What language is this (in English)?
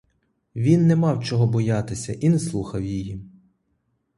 Ukrainian